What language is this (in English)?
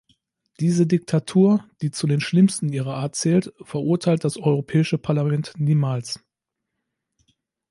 German